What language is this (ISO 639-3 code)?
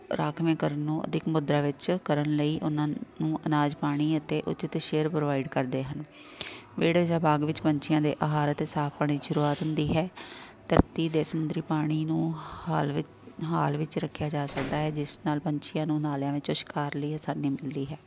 pan